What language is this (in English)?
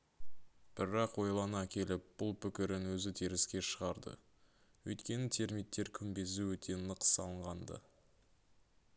Kazakh